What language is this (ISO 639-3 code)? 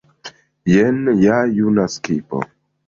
epo